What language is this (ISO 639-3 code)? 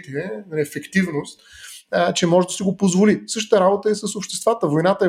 bul